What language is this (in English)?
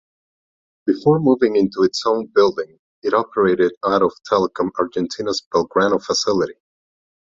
English